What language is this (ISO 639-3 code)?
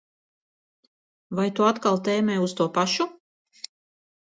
lav